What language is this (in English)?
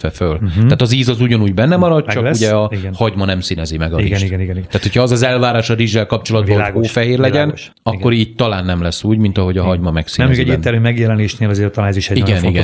Hungarian